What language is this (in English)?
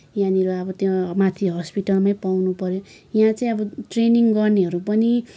Nepali